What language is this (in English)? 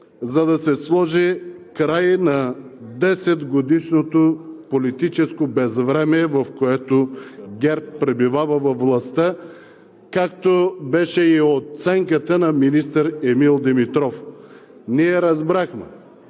Bulgarian